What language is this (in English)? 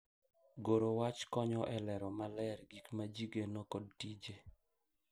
Luo (Kenya and Tanzania)